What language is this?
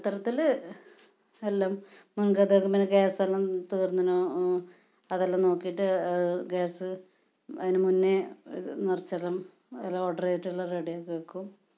Malayalam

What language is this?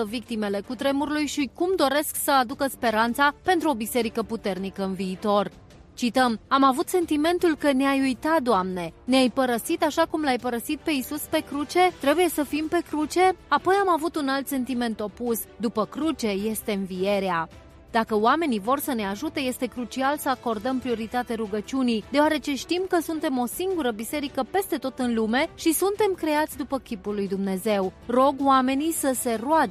Romanian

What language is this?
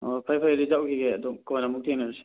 Manipuri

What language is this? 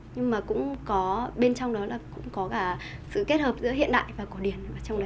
Vietnamese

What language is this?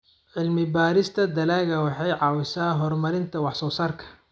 Somali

